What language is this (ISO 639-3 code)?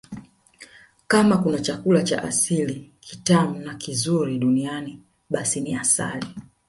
swa